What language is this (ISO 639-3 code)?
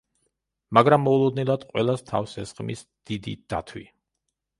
kat